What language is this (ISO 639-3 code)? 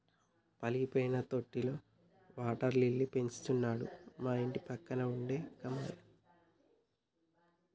tel